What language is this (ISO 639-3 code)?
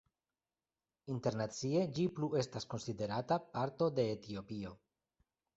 epo